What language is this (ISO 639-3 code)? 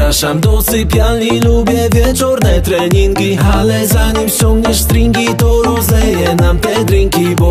pol